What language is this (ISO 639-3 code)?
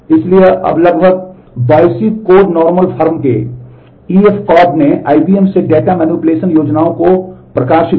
hin